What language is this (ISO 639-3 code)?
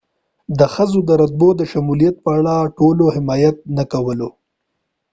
pus